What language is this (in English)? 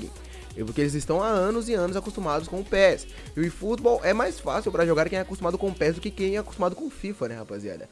Portuguese